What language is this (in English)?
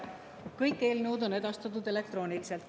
Estonian